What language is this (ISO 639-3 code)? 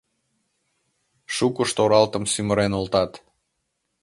chm